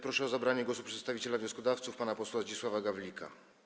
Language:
Polish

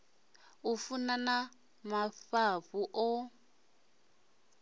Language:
Venda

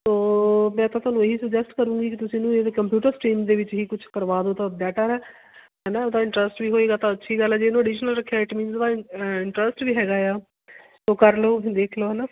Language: Punjabi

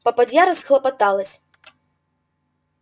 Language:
Russian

